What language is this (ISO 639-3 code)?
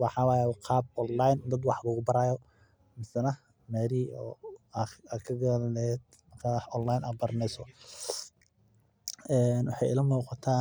som